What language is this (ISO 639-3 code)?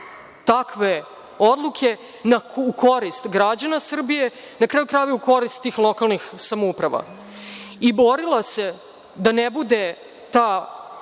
srp